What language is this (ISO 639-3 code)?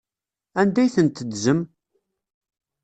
kab